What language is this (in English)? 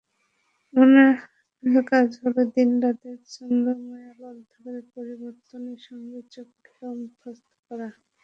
Bangla